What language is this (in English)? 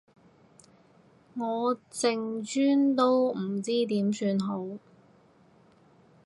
Cantonese